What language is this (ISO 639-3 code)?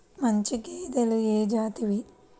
tel